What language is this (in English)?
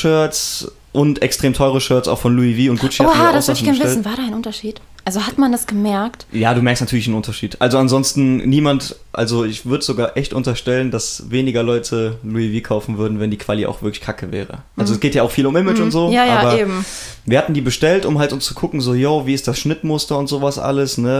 German